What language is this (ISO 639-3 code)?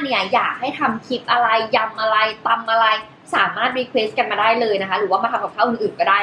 tha